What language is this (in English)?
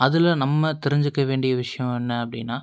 Tamil